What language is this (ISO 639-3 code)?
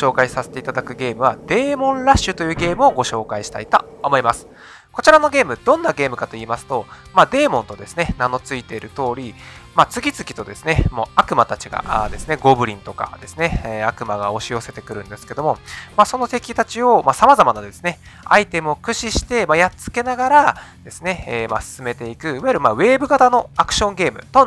jpn